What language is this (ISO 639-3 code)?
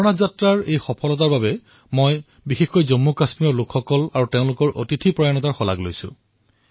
asm